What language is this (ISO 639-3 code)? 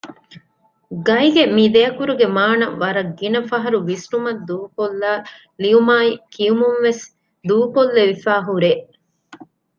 div